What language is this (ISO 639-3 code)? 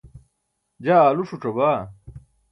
bsk